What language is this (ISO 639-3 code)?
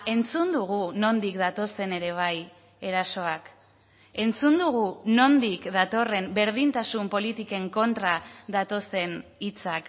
eus